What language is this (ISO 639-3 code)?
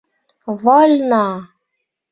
bak